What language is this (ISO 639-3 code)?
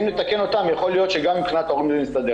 heb